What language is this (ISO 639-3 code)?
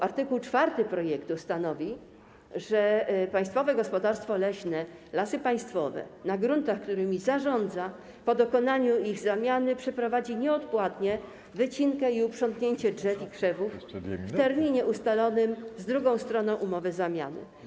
pol